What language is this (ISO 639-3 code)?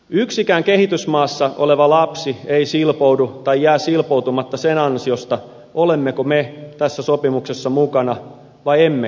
fin